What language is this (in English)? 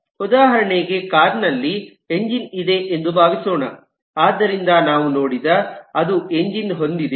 Kannada